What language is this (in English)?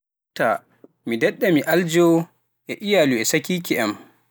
Pular